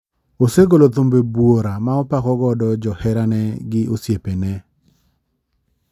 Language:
Luo (Kenya and Tanzania)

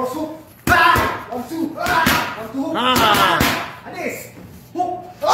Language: Filipino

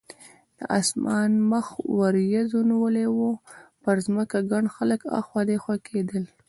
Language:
Pashto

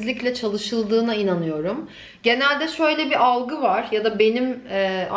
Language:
Turkish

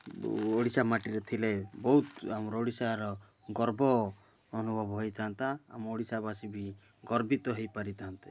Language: Odia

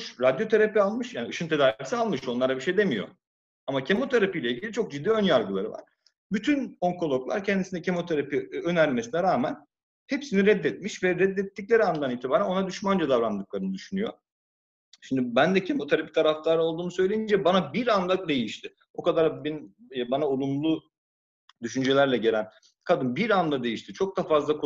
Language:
Turkish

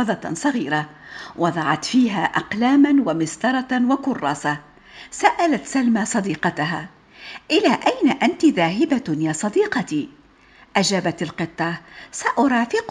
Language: Arabic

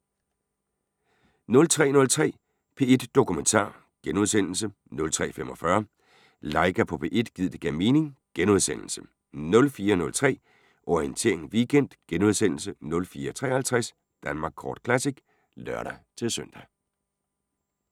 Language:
Danish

